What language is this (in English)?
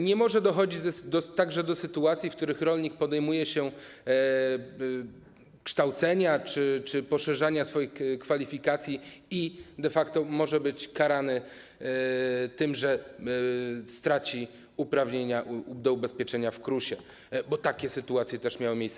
Polish